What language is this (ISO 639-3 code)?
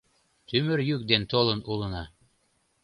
chm